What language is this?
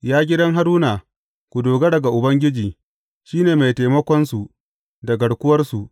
Hausa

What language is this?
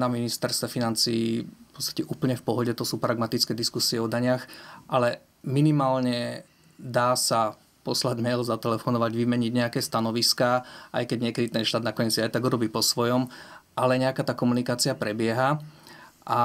Slovak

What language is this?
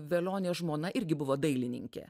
Lithuanian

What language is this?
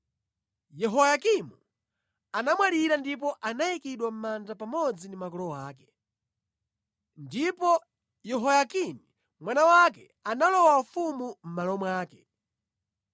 Nyanja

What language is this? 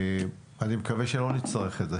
Hebrew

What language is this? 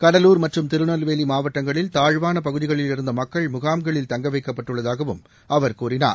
Tamil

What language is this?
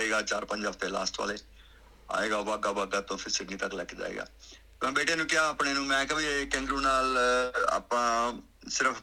Punjabi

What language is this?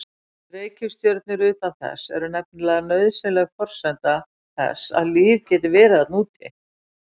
Icelandic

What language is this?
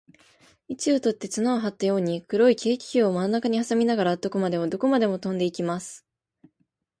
Japanese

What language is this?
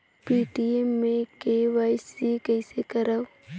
Chhattisgarhi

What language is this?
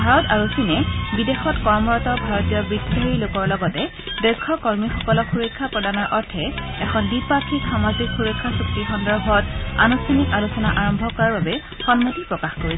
Assamese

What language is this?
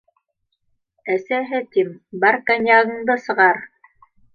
Bashkir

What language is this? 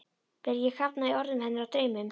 Icelandic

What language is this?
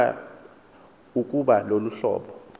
Xhosa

